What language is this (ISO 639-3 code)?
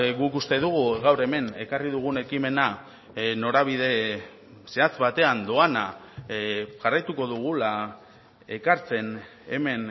eus